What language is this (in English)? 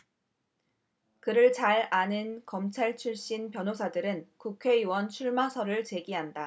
Korean